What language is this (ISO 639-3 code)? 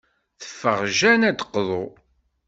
kab